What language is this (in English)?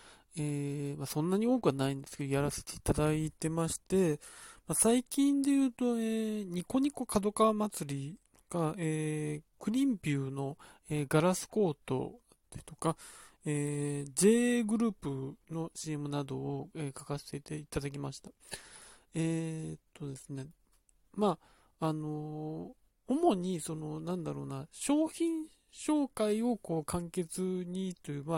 Japanese